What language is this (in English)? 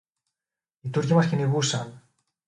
Greek